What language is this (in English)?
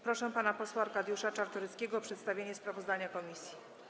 Polish